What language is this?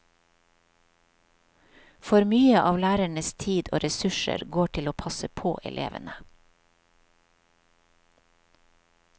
Norwegian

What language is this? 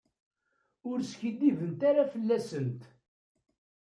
Kabyle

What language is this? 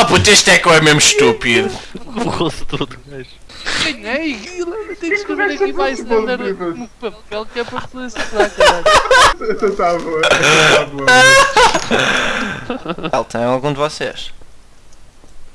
Portuguese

